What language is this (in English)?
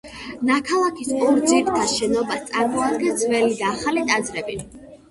Georgian